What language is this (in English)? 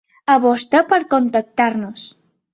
Catalan